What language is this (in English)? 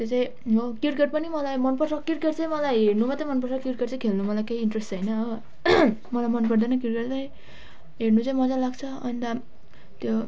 Nepali